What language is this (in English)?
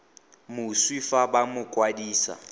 Tswana